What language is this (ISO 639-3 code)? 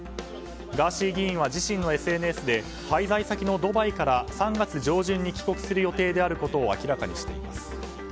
jpn